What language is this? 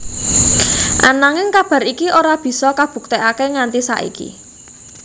Javanese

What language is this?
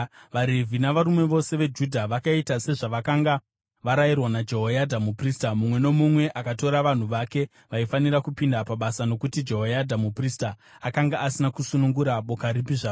Shona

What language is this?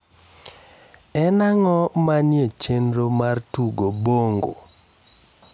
Luo (Kenya and Tanzania)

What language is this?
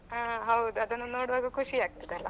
Kannada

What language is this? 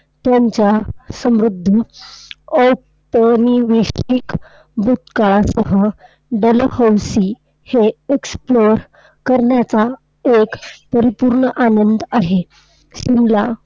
Marathi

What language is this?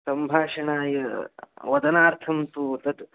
Sanskrit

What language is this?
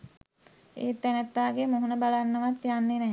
Sinhala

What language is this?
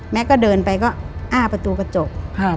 Thai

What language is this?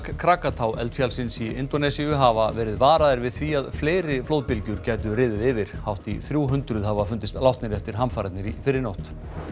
Icelandic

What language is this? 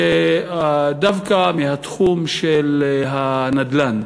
Hebrew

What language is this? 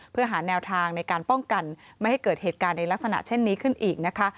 Thai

